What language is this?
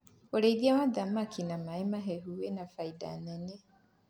Kikuyu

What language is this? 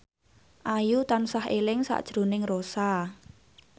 Javanese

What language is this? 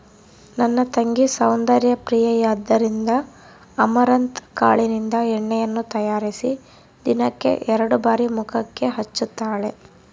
Kannada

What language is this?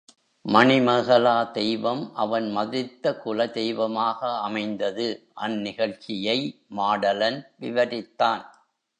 Tamil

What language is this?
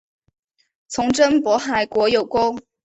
Chinese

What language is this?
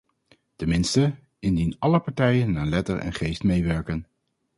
Dutch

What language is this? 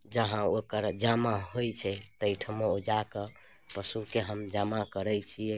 Maithili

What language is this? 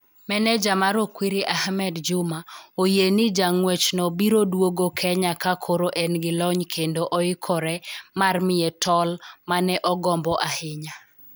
Luo (Kenya and Tanzania)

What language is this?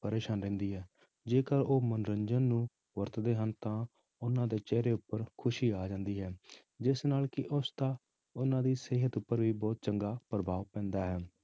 Punjabi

